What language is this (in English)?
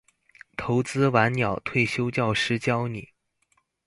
Chinese